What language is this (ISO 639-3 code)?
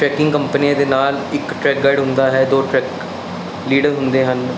pan